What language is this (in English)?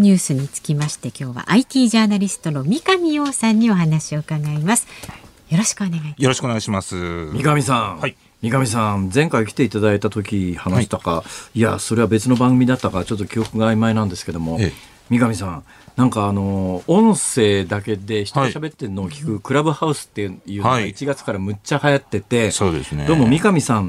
Japanese